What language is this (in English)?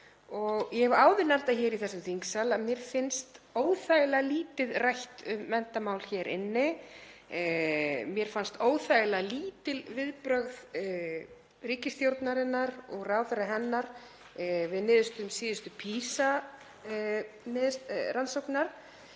Icelandic